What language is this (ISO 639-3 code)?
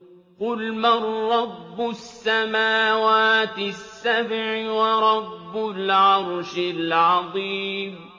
ara